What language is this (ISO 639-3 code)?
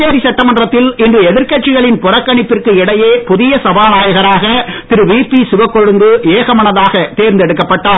tam